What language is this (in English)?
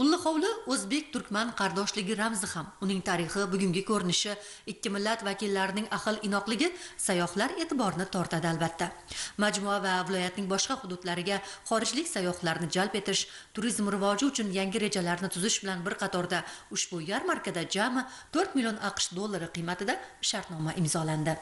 Turkish